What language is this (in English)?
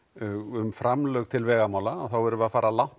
Icelandic